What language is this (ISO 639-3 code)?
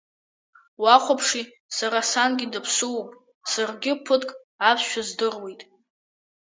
abk